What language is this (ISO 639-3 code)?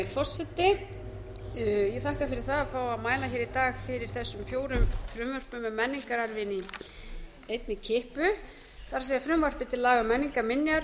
isl